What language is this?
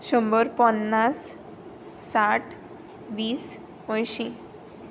Konkani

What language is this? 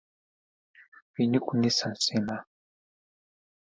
Mongolian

